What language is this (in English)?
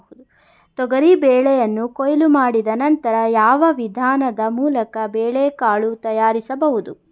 Kannada